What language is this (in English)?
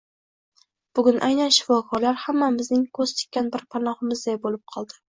Uzbek